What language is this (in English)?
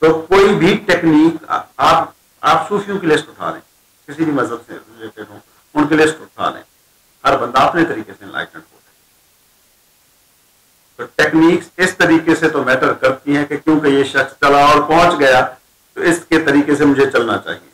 Hindi